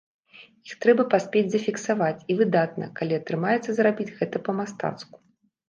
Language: Belarusian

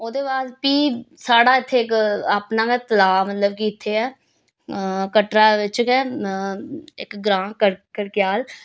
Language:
Dogri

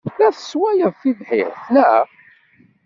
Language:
Kabyle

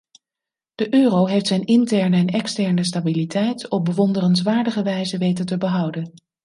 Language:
Dutch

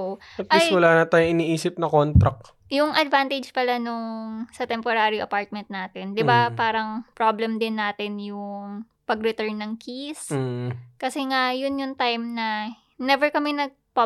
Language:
Filipino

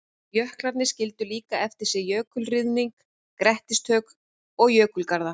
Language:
Icelandic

